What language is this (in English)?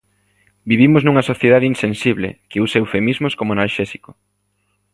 Galician